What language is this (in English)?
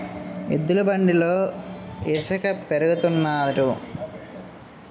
Telugu